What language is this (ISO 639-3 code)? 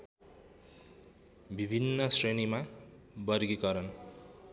nep